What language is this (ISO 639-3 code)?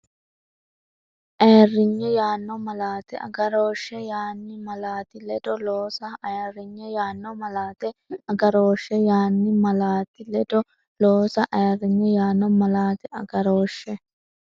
sid